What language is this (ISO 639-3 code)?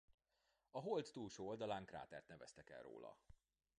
hun